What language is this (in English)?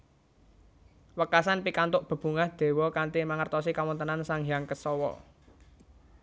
Javanese